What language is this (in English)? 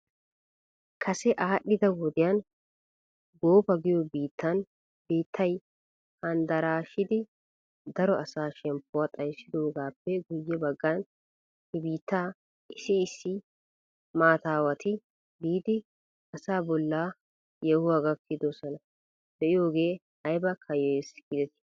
Wolaytta